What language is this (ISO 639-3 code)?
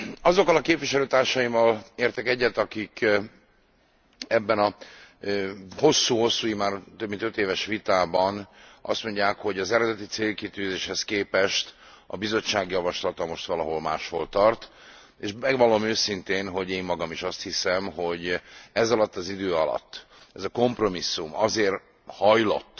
hun